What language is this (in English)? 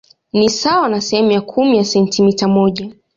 Swahili